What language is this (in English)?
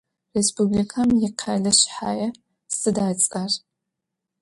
Adyghe